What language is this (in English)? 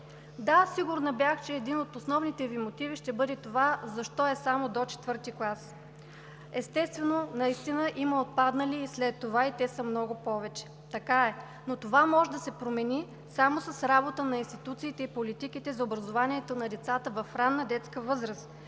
Bulgarian